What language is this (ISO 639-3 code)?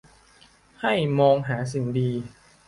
tha